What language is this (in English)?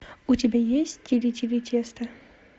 Russian